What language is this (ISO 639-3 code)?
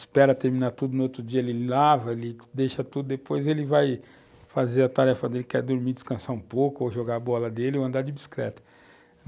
por